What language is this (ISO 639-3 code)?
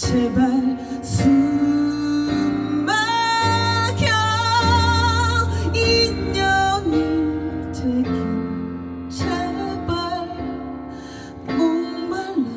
kor